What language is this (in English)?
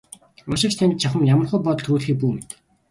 Mongolian